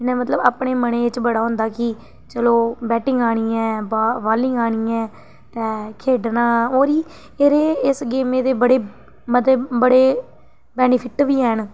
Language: Dogri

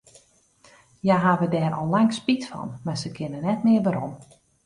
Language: Western Frisian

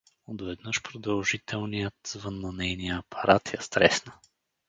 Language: Bulgarian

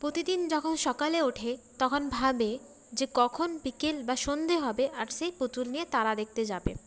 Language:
Bangla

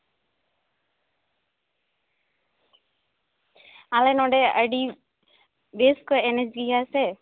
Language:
Santali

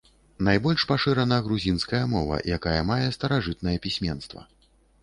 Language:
Belarusian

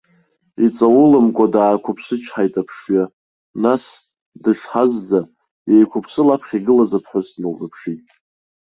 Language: Abkhazian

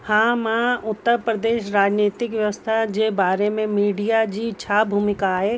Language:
Sindhi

